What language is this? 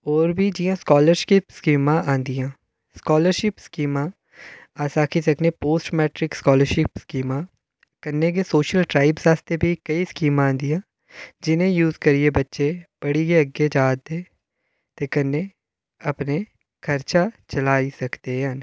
Dogri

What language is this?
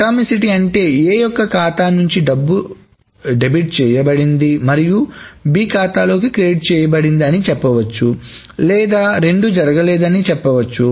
Telugu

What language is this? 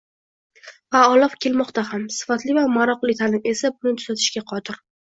Uzbek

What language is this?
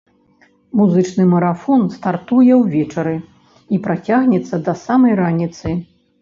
Belarusian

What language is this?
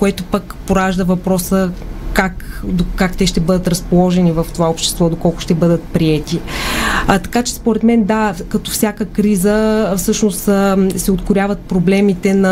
Bulgarian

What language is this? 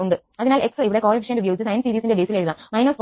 Malayalam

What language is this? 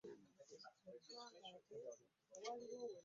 Ganda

